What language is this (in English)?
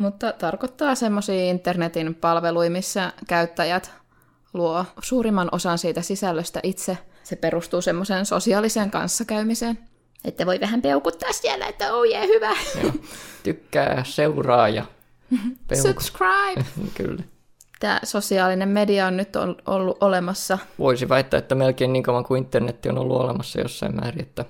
Finnish